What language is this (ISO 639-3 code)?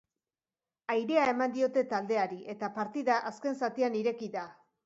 eus